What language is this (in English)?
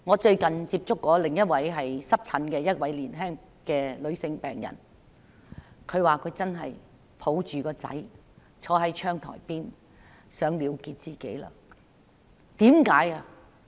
Cantonese